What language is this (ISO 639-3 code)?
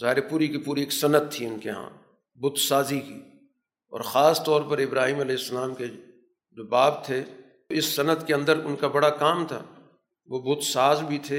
urd